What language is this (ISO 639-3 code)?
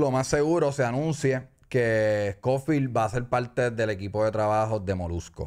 spa